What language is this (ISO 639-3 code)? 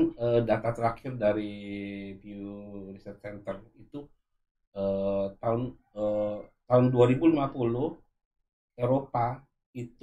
ind